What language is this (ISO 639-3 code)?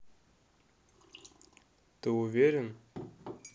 rus